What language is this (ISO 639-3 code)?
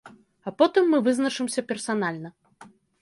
bel